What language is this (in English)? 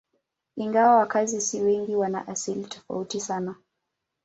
Swahili